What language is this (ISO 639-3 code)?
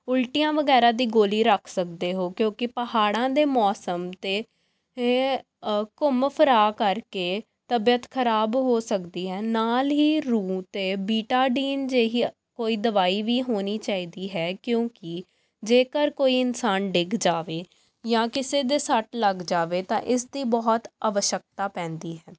pan